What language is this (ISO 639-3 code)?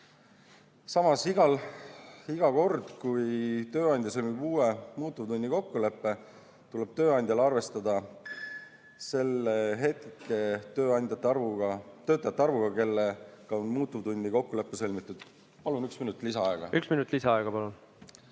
est